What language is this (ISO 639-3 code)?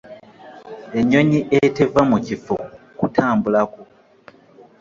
lug